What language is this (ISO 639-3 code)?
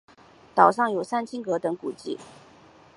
zho